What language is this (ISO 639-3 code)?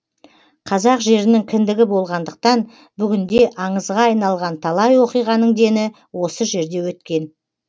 kaz